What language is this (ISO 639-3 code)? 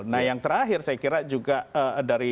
ind